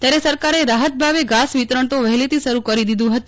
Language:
Gujarati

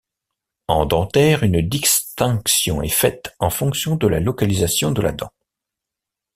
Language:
French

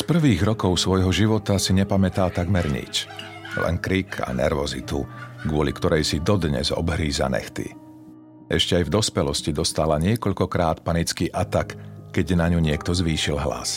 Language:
Slovak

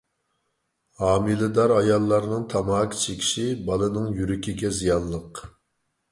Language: Uyghur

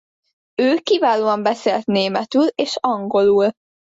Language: Hungarian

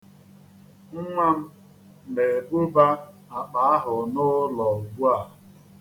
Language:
Igbo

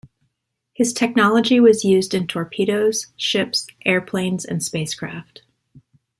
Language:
English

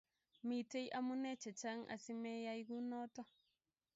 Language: Kalenjin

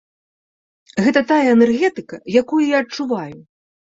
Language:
Belarusian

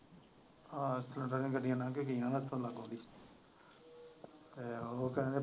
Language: Punjabi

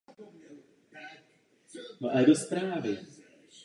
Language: Czech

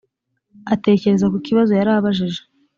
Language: Kinyarwanda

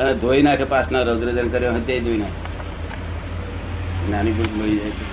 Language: Gujarati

